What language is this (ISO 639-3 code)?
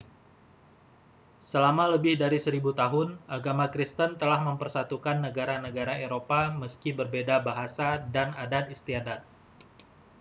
ind